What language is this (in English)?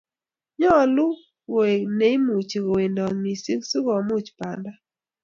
Kalenjin